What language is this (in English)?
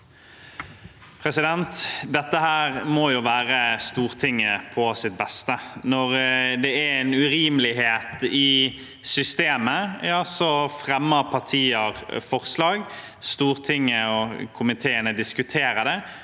Norwegian